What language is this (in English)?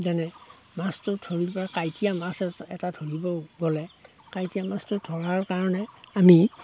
Assamese